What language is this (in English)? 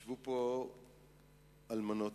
Hebrew